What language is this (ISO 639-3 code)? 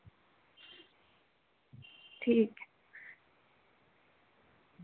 doi